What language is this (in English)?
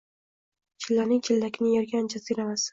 Uzbek